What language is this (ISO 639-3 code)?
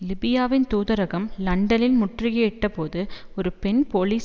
tam